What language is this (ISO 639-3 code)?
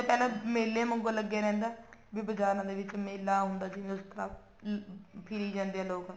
pan